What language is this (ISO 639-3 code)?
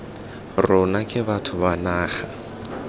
tsn